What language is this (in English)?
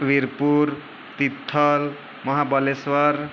Gujarati